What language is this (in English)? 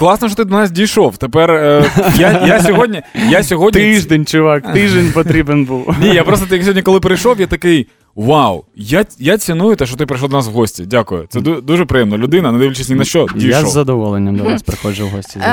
Ukrainian